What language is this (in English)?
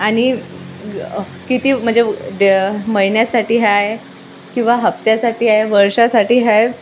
Marathi